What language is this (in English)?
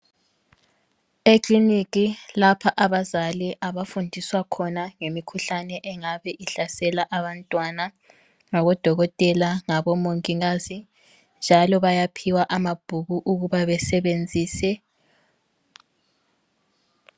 North Ndebele